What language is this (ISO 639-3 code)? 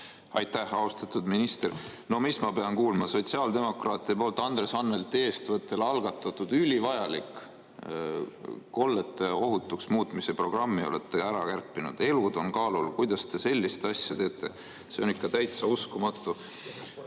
est